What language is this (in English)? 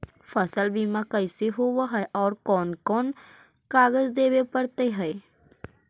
Magahi